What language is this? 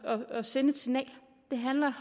Danish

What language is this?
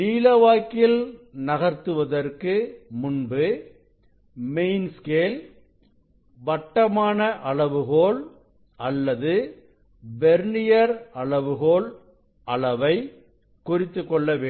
Tamil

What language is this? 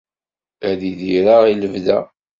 Kabyle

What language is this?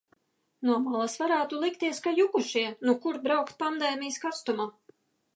Latvian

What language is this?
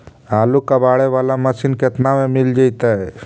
Magahi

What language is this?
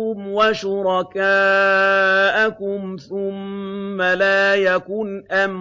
Arabic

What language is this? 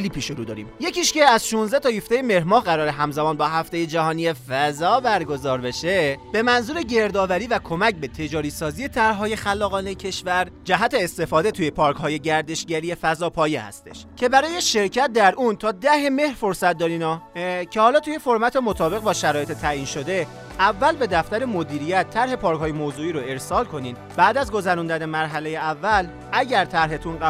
Persian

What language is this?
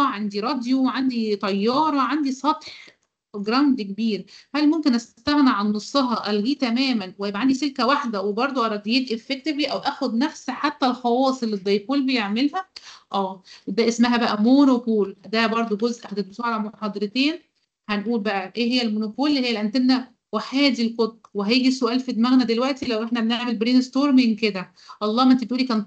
Arabic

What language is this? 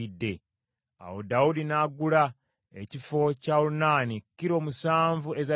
Ganda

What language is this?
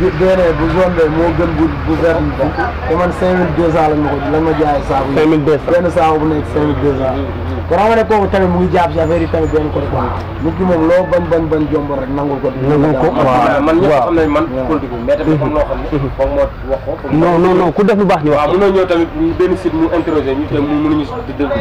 Arabic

